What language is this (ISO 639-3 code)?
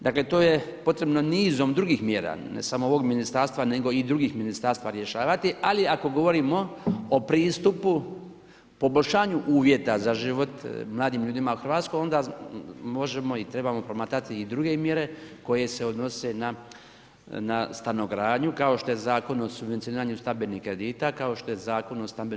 hrv